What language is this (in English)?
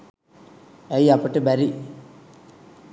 Sinhala